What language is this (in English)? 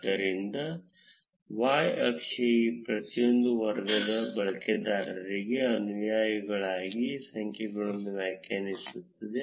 Kannada